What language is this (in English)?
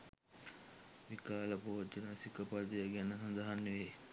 Sinhala